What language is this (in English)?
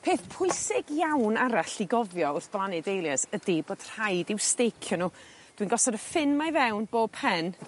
Welsh